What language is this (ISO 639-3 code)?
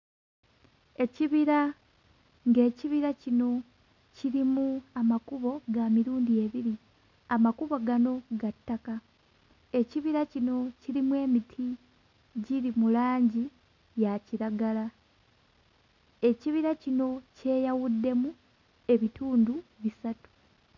lug